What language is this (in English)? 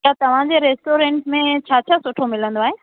Sindhi